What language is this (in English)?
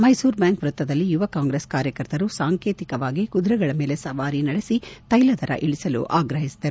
Kannada